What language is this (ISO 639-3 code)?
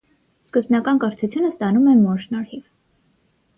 hye